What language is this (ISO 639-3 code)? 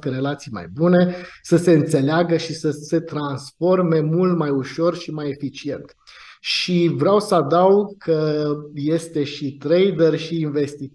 ron